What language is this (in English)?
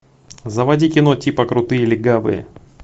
Russian